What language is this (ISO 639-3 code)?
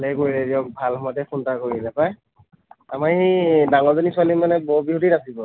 asm